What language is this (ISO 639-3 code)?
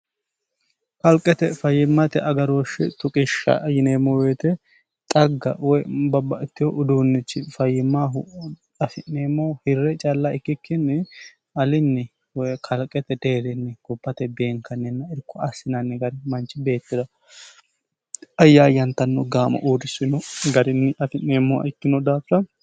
sid